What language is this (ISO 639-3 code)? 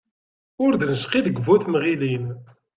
kab